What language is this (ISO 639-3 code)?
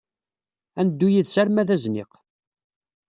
kab